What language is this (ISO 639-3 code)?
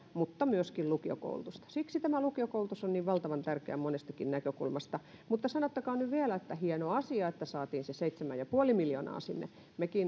fin